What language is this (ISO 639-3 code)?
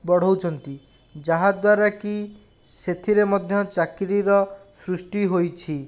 ori